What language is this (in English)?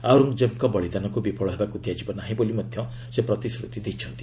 Odia